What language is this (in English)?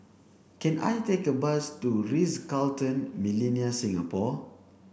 English